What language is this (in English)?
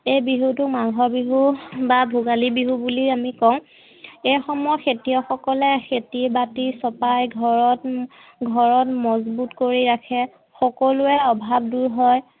Assamese